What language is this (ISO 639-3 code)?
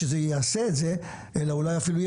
heb